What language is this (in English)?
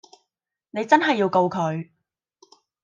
Cantonese